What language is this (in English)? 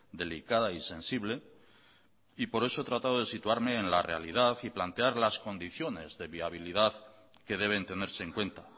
Spanish